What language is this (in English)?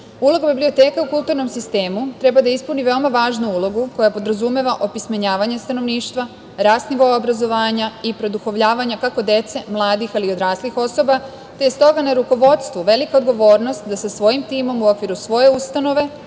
Serbian